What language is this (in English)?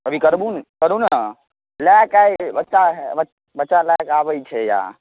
Maithili